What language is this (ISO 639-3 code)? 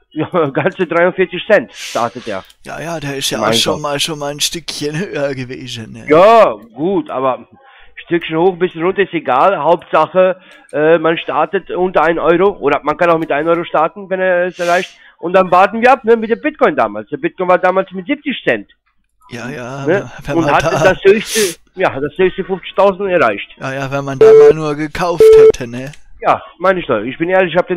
deu